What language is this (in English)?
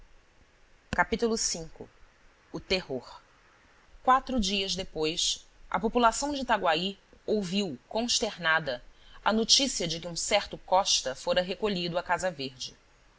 Portuguese